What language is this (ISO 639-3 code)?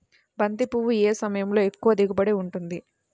tel